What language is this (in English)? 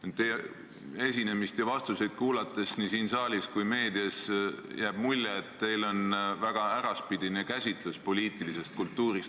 Estonian